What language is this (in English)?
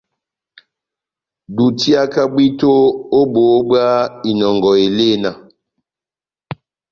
Batanga